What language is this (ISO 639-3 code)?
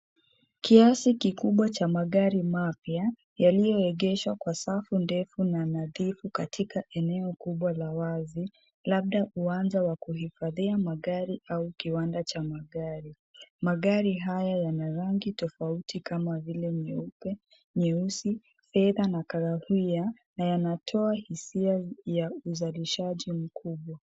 swa